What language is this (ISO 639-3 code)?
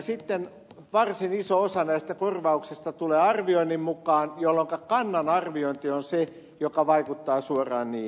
fin